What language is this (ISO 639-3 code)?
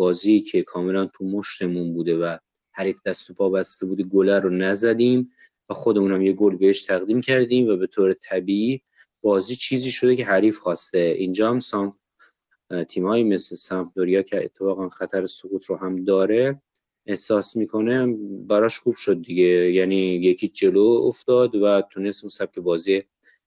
fas